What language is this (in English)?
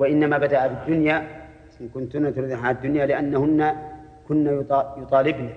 Arabic